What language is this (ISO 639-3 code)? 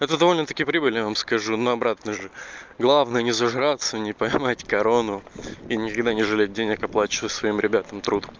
rus